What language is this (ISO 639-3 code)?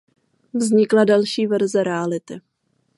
ces